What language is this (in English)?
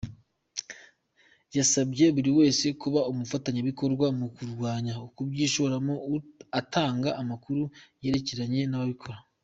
Kinyarwanda